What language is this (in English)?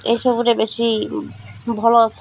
Odia